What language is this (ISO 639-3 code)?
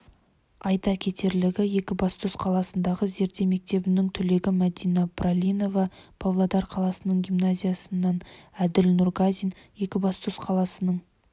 kaz